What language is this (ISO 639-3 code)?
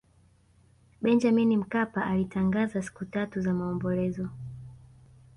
swa